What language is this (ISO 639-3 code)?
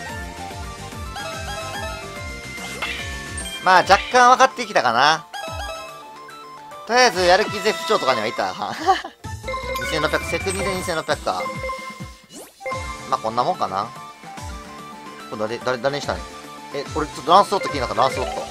jpn